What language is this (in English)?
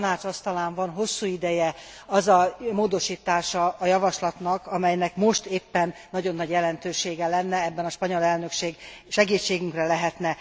Hungarian